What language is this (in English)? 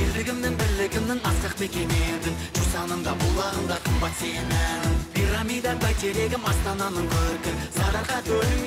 Arabic